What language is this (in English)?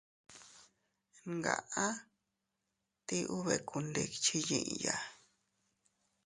Teutila Cuicatec